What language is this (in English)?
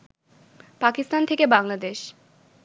Bangla